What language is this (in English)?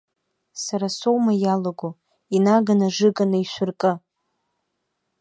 Abkhazian